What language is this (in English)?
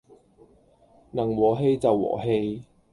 Cantonese